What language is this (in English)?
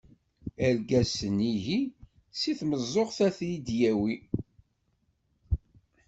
Kabyle